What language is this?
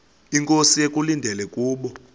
Xhosa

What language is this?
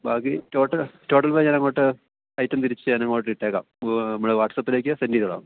Malayalam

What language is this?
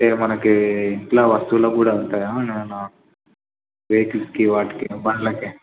Telugu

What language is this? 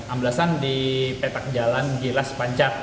Indonesian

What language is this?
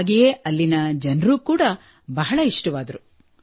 Kannada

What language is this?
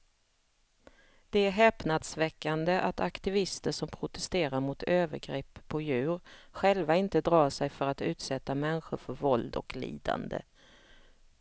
Swedish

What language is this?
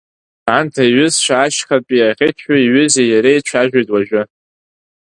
Abkhazian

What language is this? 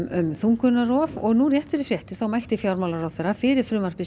Icelandic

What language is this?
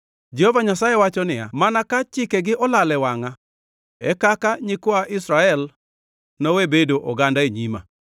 Luo (Kenya and Tanzania)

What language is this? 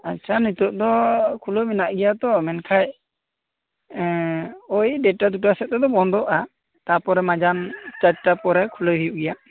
Santali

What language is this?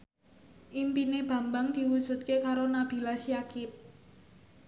Javanese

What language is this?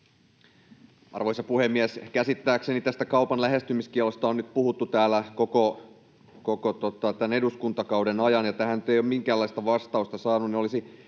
Finnish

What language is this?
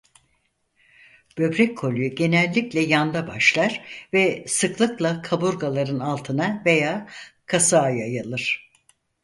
Turkish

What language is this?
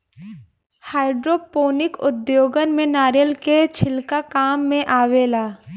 Bhojpuri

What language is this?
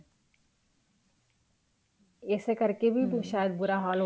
Punjabi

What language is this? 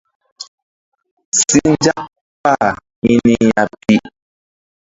Mbum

